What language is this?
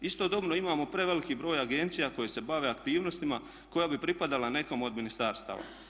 Croatian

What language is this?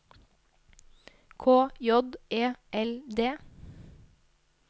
Norwegian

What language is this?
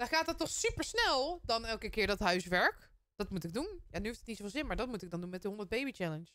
Dutch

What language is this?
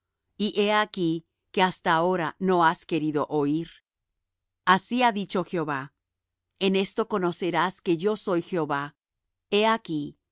Spanish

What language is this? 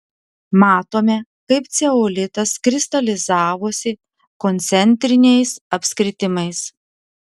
Lithuanian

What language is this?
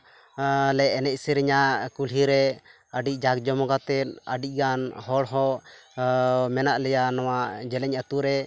Santali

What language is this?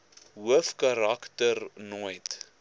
Afrikaans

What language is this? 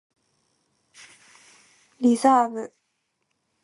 Japanese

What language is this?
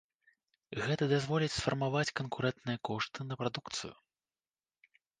Belarusian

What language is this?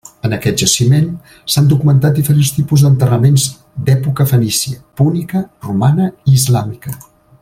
Catalan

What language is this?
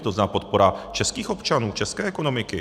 Czech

